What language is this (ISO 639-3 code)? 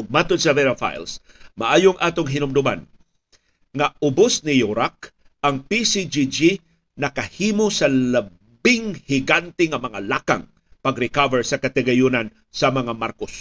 fil